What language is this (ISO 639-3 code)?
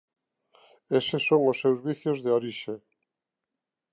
glg